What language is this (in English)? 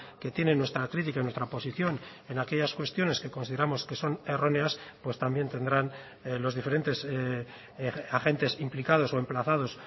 Spanish